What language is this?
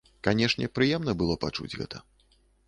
Belarusian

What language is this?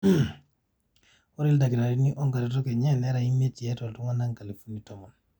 Masai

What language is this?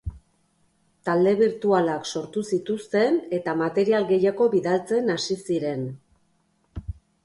Basque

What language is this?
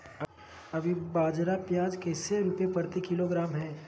Magahi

